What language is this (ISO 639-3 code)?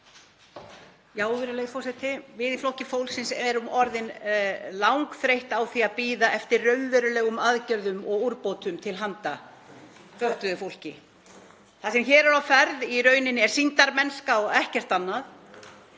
isl